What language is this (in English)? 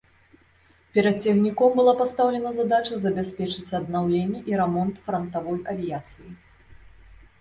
Belarusian